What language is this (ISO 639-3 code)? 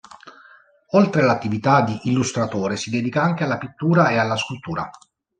ita